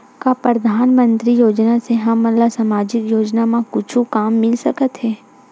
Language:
Chhattisgarhi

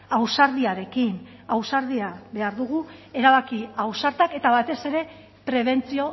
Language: Basque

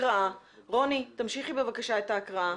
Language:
Hebrew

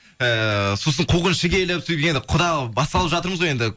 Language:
Kazakh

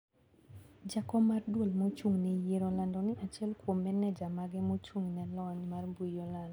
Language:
Luo (Kenya and Tanzania)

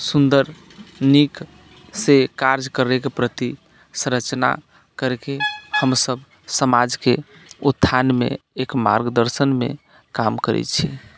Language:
Maithili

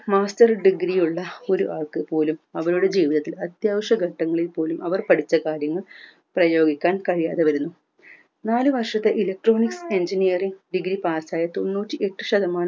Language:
Malayalam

